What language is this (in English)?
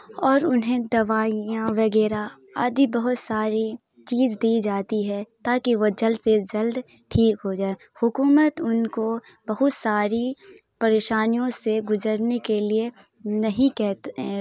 Urdu